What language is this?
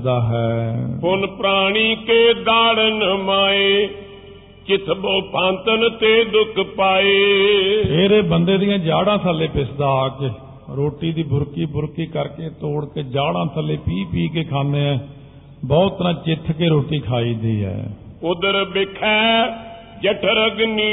Punjabi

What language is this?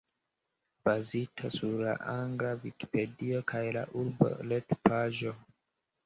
Esperanto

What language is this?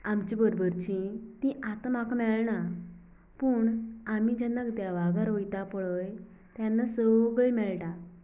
Konkani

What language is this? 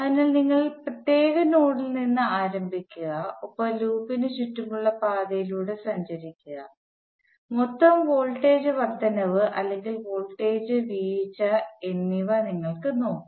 Malayalam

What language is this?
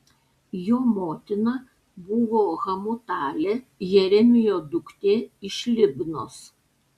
Lithuanian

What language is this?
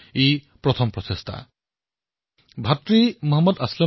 Assamese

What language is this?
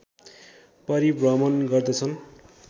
Nepali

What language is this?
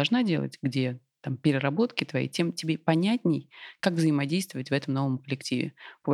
Russian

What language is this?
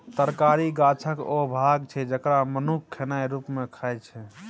Maithili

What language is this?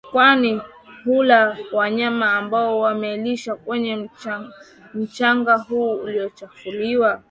Swahili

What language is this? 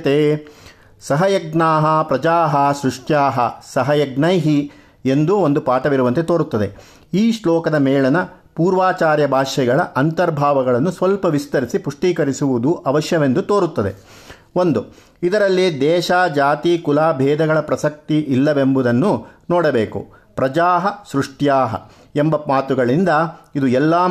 Kannada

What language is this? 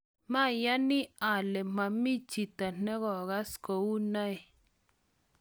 Kalenjin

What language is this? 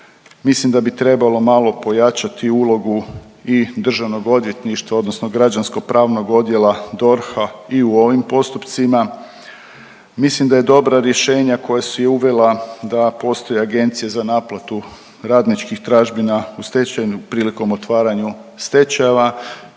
Croatian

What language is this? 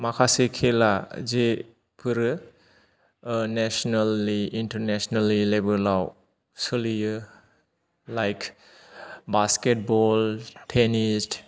Bodo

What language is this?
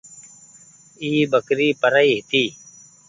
Goaria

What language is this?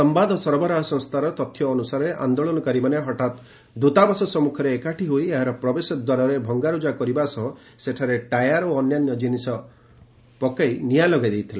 Odia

